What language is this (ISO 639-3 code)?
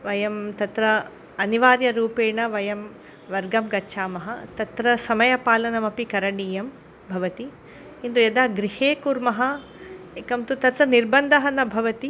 san